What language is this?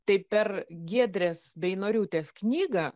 Lithuanian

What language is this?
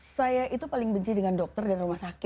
Indonesian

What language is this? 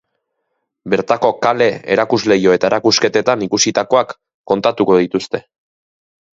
Basque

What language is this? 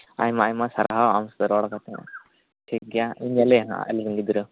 Santali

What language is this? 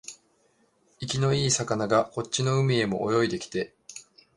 Japanese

